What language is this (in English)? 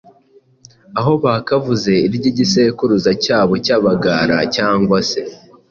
Kinyarwanda